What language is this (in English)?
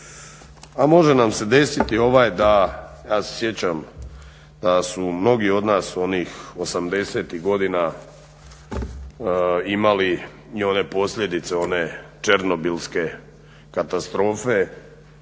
Croatian